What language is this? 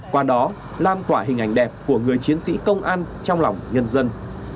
Vietnamese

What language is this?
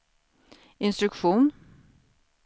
Swedish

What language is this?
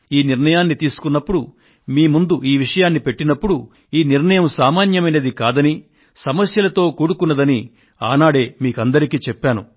Telugu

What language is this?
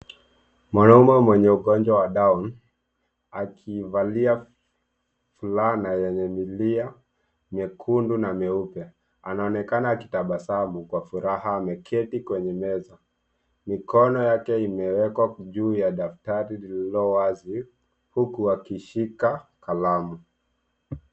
Swahili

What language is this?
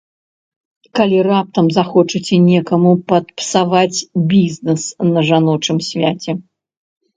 Belarusian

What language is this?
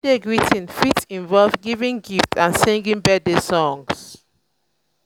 Nigerian Pidgin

